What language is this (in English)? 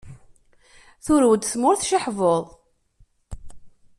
Kabyle